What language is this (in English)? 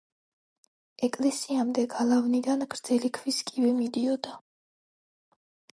Georgian